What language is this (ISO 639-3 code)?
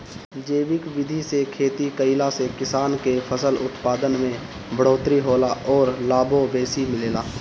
bho